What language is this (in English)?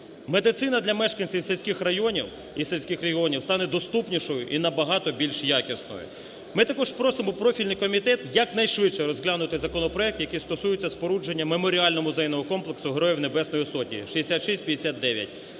Ukrainian